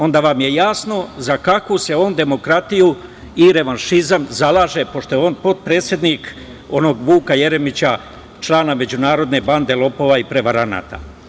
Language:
Serbian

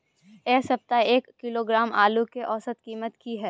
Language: Maithili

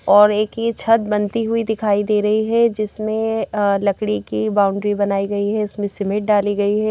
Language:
Hindi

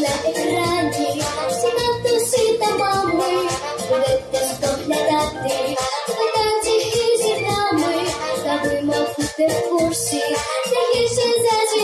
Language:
Ukrainian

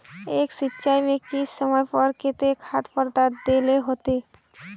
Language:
Magahi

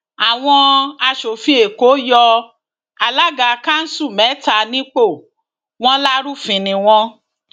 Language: Yoruba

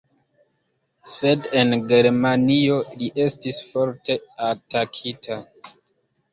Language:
Esperanto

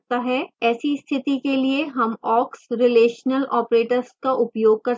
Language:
Hindi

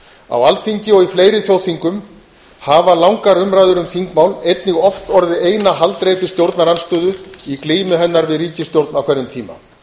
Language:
Icelandic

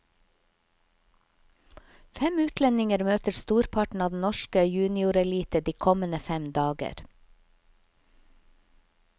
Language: Norwegian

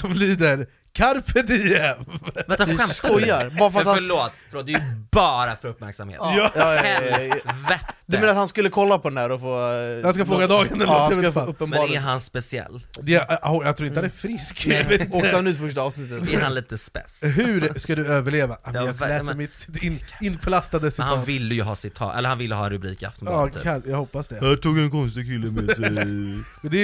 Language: Swedish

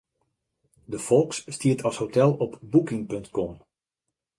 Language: Western Frisian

